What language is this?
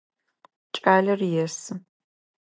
Adyghe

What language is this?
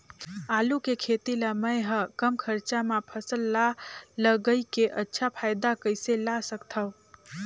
Chhattisgarhi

